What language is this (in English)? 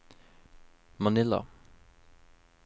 Norwegian